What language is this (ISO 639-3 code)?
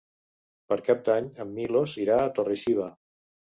cat